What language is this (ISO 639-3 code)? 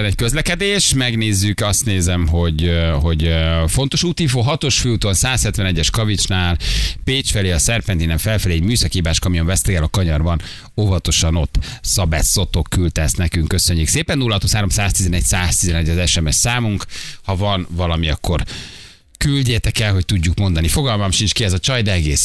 hun